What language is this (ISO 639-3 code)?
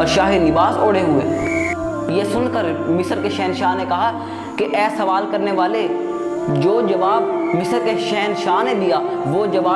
urd